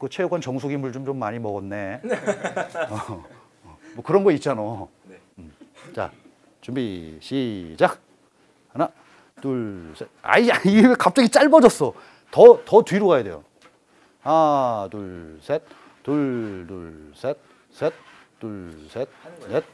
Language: Korean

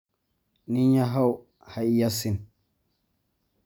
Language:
Somali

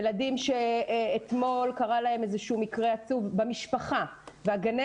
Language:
Hebrew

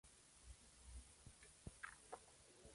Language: Spanish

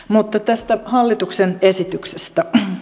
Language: Finnish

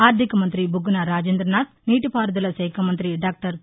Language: Telugu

